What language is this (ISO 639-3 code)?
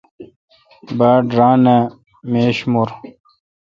xka